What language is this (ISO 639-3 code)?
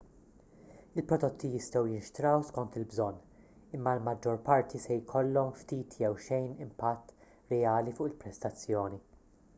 mlt